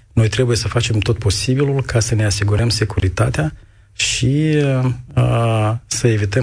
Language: Romanian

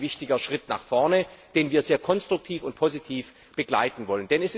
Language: German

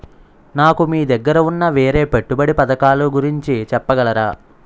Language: Telugu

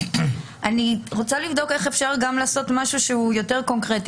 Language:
Hebrew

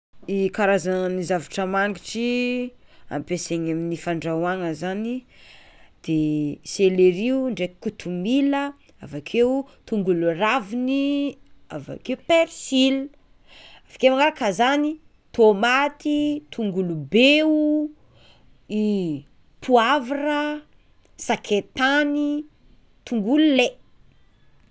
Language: Tsimihety Malagasy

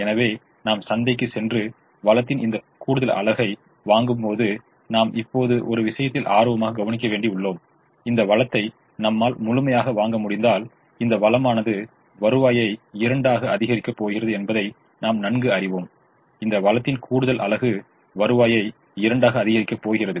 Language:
Tamil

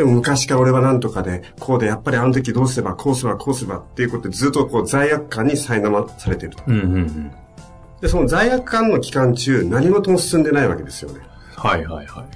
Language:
Japanese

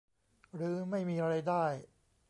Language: Thai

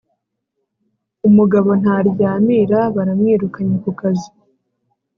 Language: Kinyarwanda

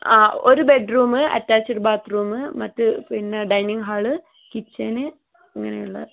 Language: Malayalam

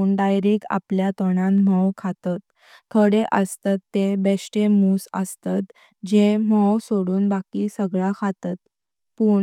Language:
Konkani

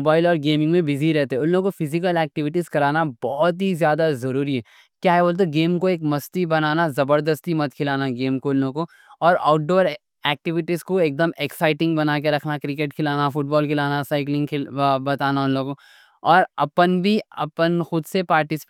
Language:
Deccan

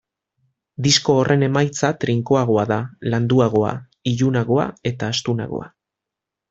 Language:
Basque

